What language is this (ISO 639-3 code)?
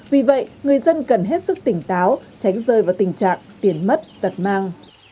vie